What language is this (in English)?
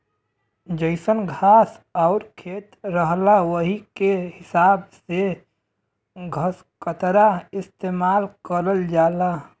Bhojpuri